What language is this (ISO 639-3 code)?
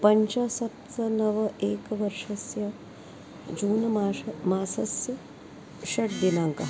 san